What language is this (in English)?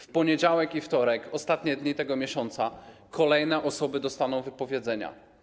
Polish